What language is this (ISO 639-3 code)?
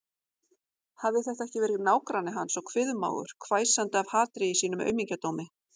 isl